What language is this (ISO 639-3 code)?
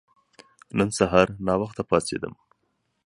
pus